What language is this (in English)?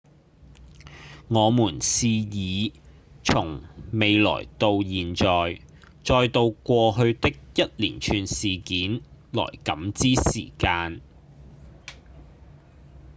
Cantonese